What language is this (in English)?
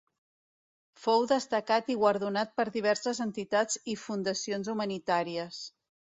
Catalan